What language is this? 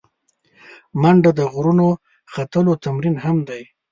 Pashto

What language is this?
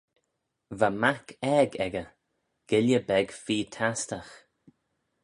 Manx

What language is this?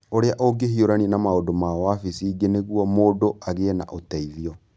Kikuyu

